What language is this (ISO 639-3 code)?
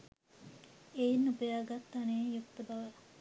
sin